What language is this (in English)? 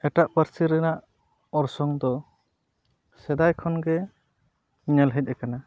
Santali